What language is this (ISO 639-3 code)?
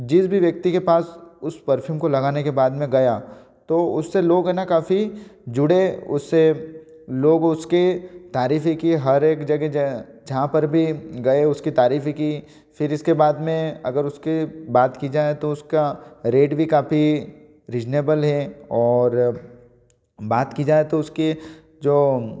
hin